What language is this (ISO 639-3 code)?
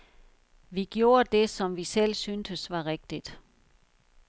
dan